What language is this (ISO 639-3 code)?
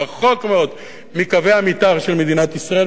heb